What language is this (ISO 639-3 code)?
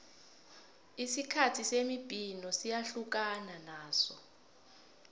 nbl